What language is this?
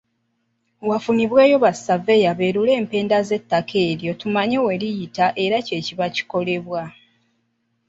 Ganda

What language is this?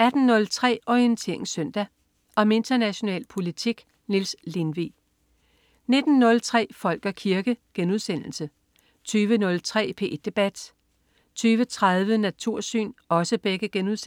Danish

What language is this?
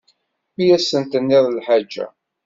Kabyle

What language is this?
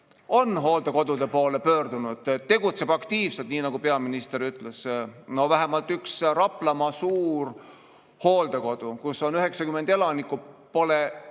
Estonian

